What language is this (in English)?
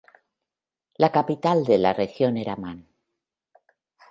Spanish